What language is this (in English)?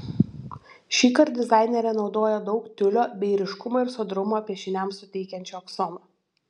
Lithuanian